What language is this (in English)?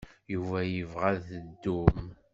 Kabyle